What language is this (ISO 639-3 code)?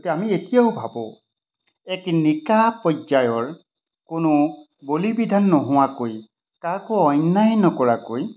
asm